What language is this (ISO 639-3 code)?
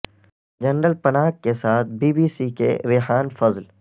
urd